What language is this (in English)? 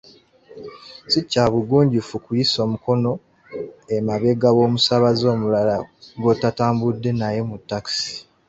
Ganda